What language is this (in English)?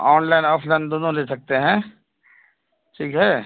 Urdu